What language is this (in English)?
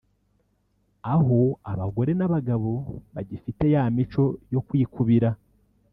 Kinyarwanda